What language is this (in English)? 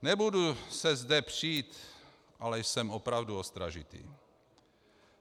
Czech